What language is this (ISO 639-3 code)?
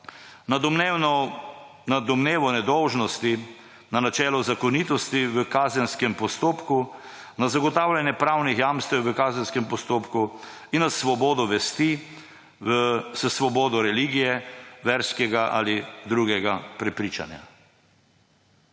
slv